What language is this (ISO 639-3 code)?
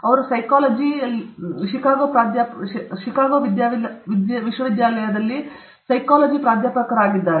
kan